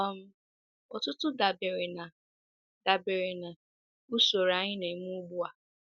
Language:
Igbo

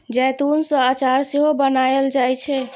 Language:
Maithili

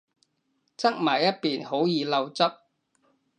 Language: Cantonese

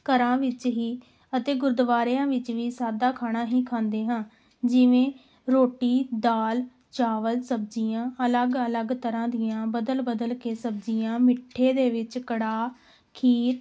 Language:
Punjabi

